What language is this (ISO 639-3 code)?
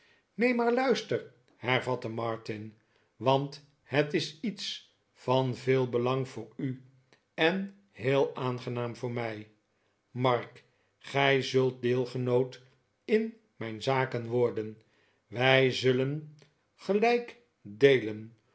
nld